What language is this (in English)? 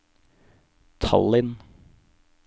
Norwegian